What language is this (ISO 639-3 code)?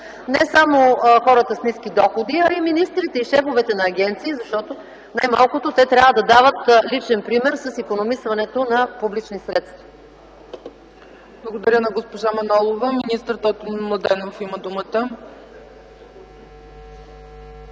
bul